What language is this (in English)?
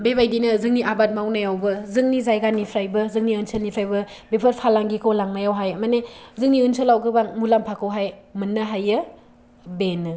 Bodo